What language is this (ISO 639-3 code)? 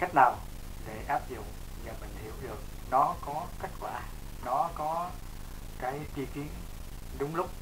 vie